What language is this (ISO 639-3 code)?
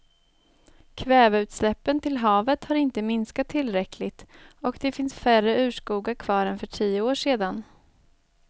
swe